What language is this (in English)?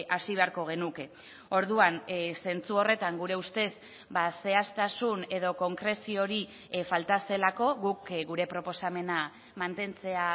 Basque